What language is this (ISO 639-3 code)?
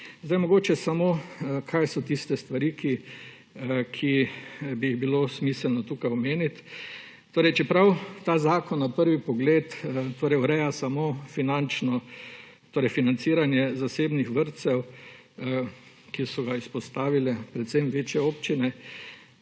slv